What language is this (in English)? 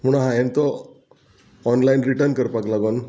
Konkani